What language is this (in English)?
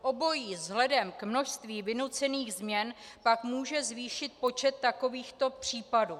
Czech